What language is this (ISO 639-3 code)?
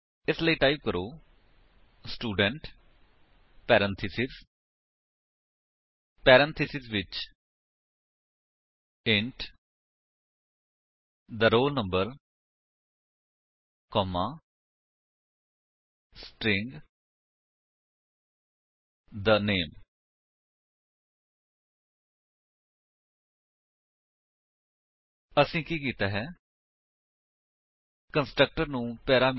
pan